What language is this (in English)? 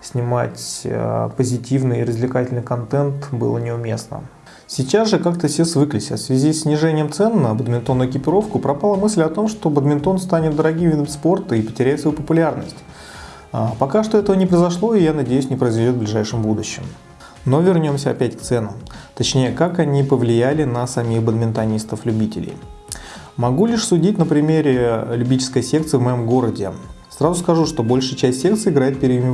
Russian